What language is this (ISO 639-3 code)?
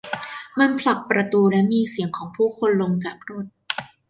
tha